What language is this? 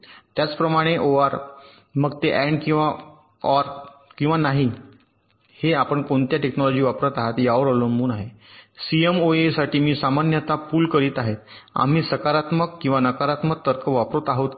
Marathi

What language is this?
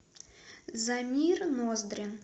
Russian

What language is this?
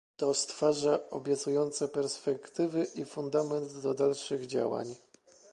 Polish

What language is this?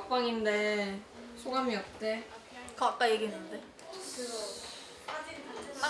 Korean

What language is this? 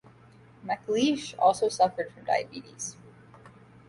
English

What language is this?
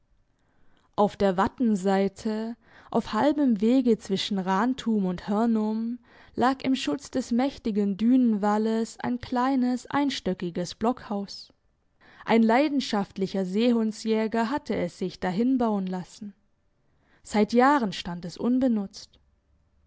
German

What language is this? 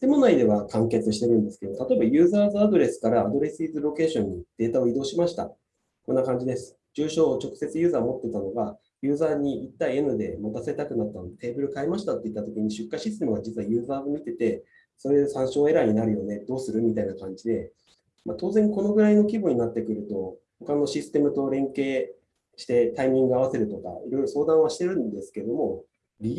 Japanese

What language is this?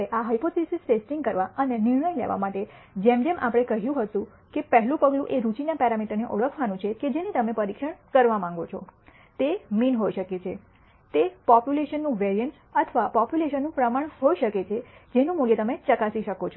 Gujarati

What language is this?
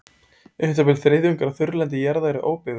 Icelandic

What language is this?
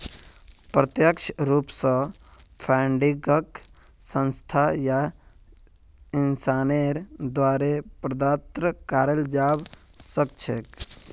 Magahi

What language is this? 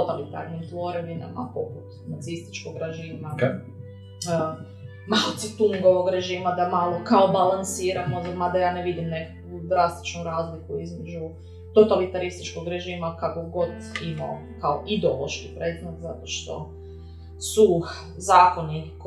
Croatian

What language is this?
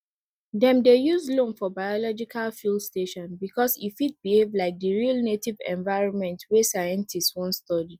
Nigerian Pidgin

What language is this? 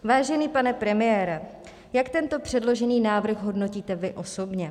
Czech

